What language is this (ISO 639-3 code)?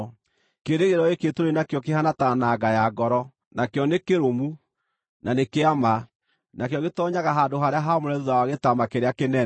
kik